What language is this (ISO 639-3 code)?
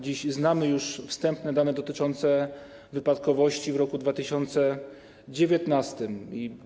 pol